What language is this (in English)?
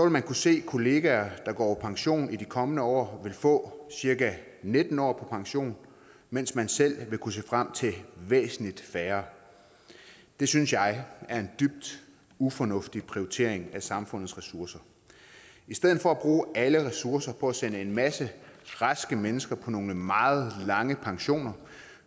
Danish